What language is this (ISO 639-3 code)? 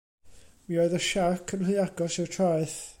cym